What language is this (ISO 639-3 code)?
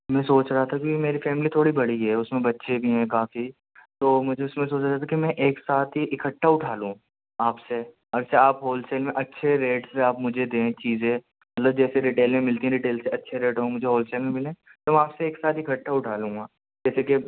urd